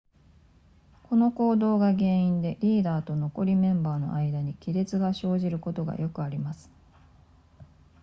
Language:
Japanese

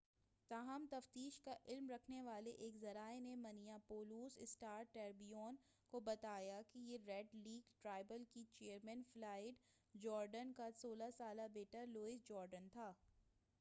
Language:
Urdu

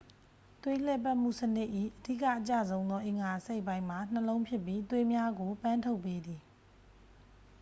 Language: Burmese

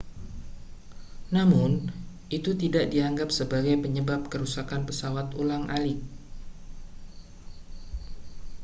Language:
Indonesian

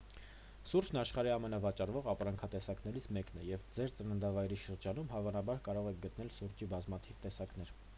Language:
Armenian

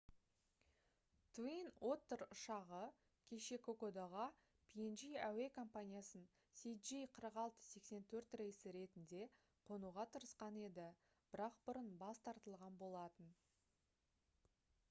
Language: Kazakh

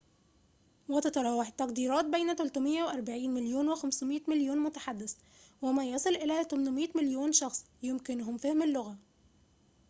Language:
Arabic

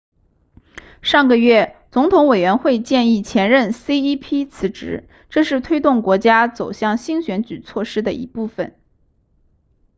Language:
Chinese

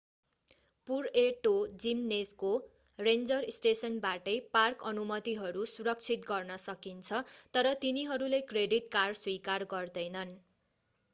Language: Nepali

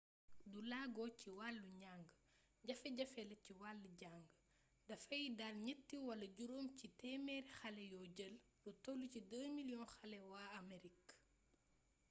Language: Wolof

